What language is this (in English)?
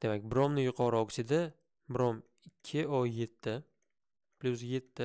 Turkish